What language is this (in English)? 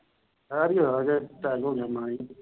Punjabi